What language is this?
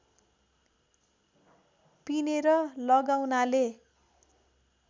Nepali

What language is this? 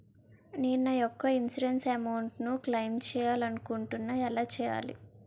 Telugu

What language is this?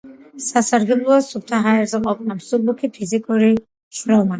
Georgian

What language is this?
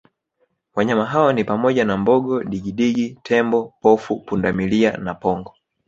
Swahili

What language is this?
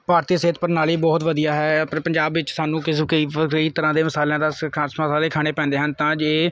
Punjabi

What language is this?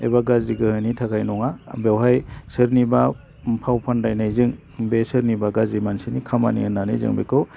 Bodo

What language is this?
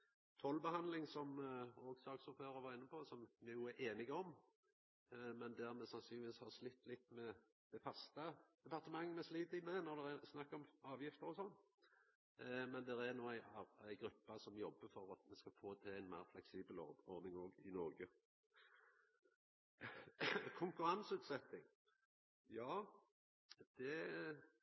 Norwegian Nynorsk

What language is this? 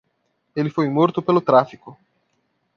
Portuguese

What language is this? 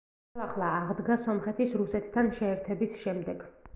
Georgian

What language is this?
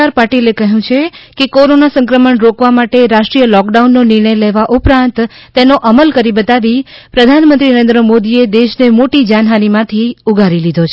Gujarati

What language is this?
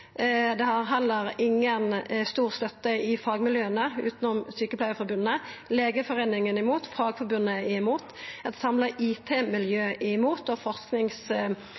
Norwegian Nynorsk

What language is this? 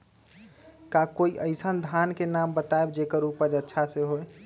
Magahi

